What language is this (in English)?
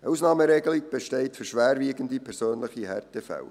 Swiss German